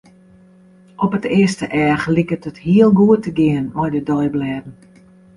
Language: Western Frisian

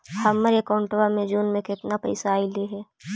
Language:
Magahi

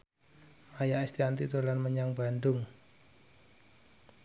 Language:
Javanese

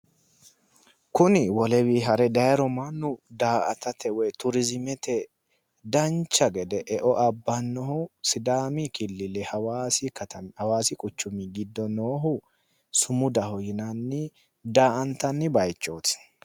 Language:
Sidamo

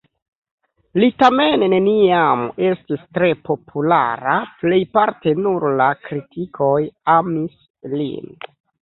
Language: Esperanto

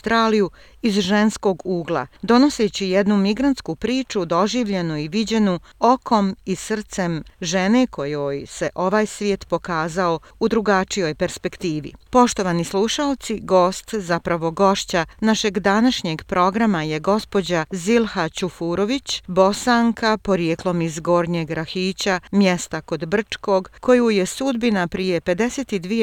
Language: Croatian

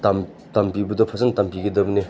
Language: Manipuri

